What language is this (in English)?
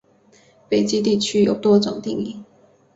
Chinese